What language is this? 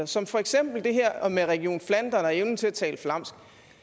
Danish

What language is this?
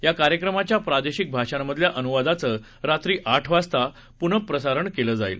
Marathi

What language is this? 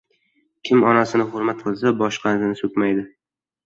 Uzbek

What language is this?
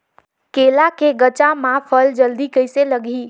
Chhattisgarhi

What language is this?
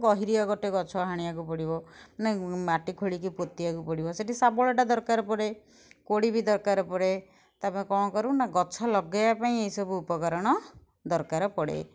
Odia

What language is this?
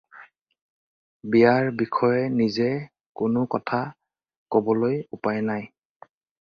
Assamese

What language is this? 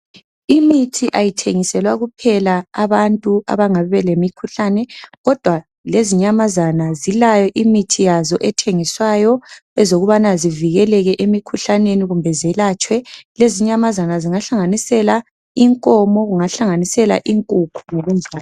North Ndebele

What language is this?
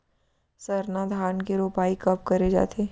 Chhattisgarhi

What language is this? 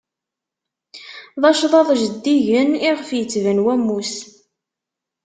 Kabyle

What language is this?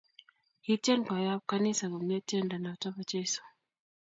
Kalenjin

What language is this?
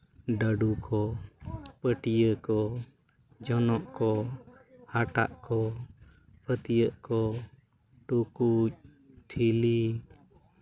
Santali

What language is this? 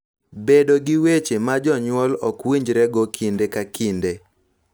Luo (Kenya and Tanzania)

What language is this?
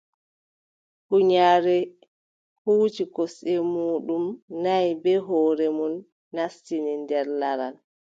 Adamawa Fulfulde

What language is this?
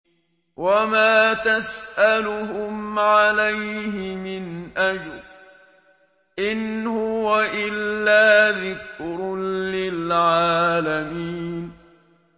Arabic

